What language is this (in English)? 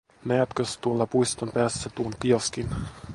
Finnish